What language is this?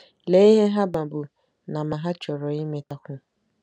Igbo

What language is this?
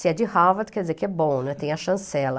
Portuguese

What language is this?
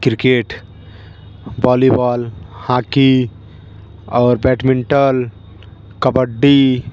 Hindi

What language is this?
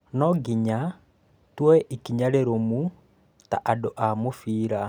Kikuyu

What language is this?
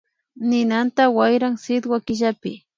Imbabura Highland Quichua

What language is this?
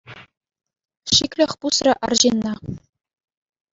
Chuvash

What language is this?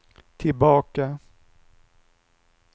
Swedish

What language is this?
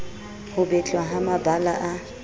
Southern Sotho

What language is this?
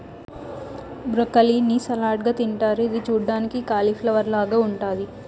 Telugu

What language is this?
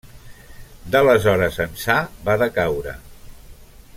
Catalan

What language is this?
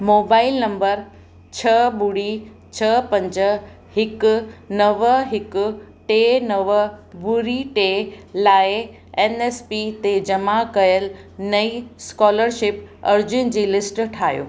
Sindhi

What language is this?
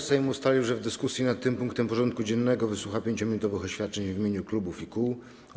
Polish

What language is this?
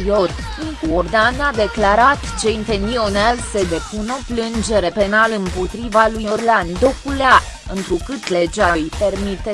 Romanian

